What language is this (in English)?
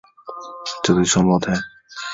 Chinese